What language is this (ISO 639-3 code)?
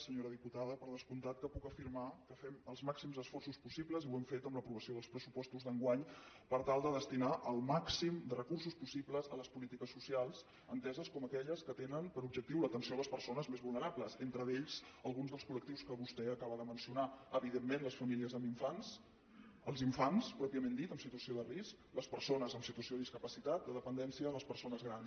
cat